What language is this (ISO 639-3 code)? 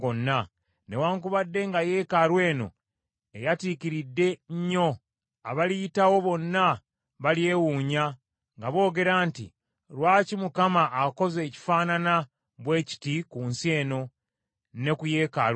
lug